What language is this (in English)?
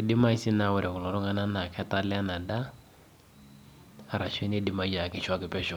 Masai